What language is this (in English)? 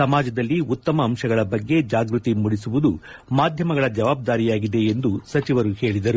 Kannada